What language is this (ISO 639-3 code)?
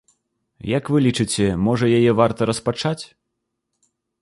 bel